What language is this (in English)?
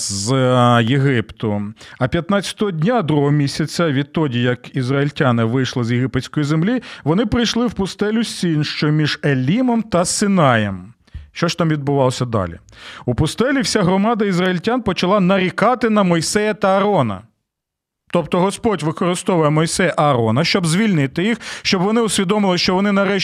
Ukrainian